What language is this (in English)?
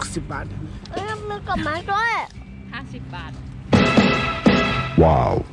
Thai